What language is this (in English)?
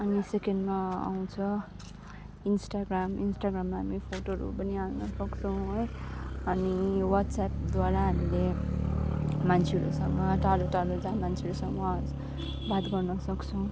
Nepali